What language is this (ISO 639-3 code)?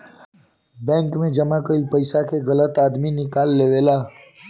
bho